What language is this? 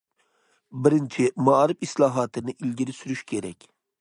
Uyghur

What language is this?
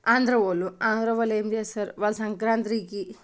Telugu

